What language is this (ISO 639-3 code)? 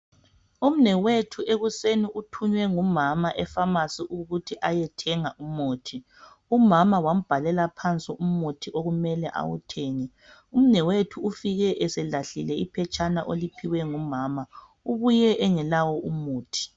nde